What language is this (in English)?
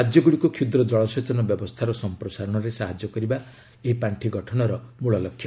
Odia